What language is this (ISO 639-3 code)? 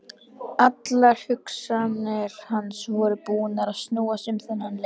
isl